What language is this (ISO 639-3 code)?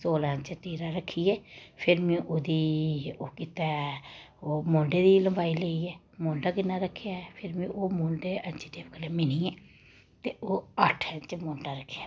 doi